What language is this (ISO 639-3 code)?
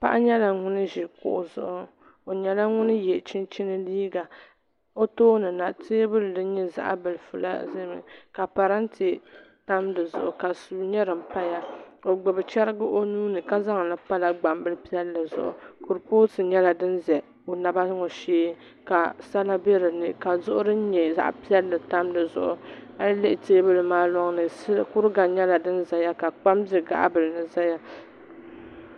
dag